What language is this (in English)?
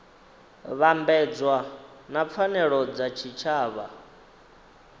Venda